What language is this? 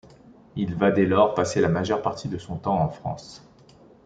French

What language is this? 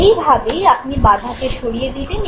Bangla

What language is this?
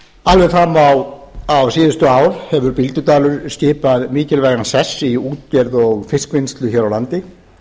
Icelandic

